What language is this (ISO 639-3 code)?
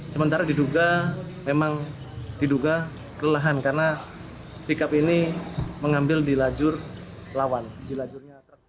ind